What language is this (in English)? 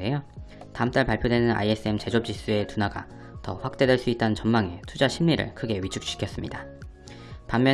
Korean